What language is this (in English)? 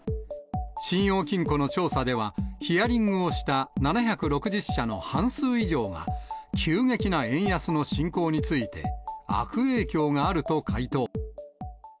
Japanese